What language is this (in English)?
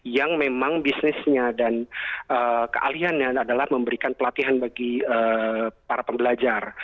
Indonesian